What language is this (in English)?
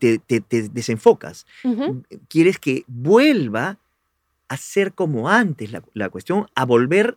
Spanish